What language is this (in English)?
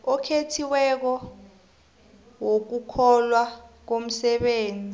South Ndebele